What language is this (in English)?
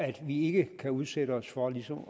Danish